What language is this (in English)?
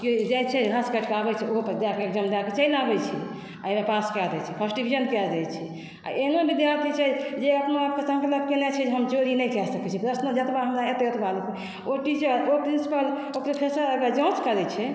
Maithili